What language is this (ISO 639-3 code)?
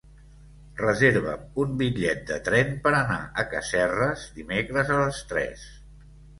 cat